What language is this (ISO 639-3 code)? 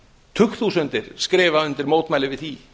isl